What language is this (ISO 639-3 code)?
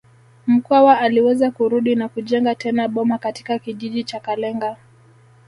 swa